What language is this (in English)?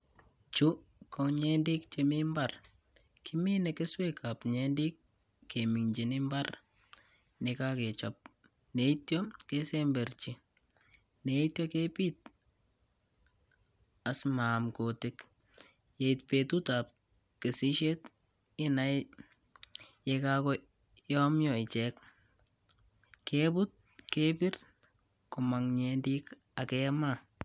Kalenjin